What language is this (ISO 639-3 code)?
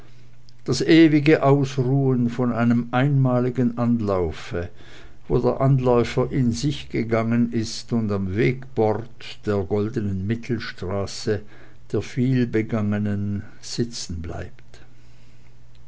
deu